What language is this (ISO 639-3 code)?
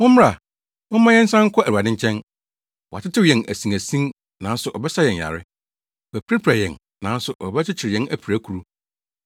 aka